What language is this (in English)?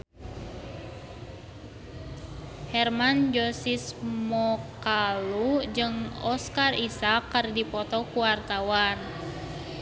Sundanese